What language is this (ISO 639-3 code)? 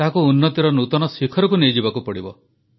ori